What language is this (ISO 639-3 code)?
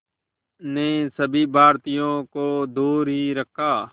hin